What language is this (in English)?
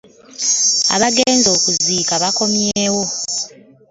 Ganda